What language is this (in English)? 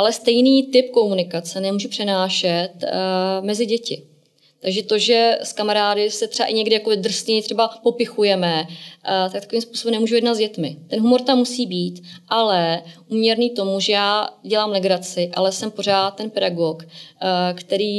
Czech